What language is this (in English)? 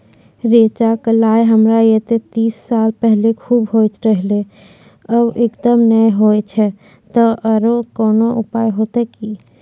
Maithili